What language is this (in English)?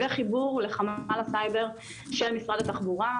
Hebrew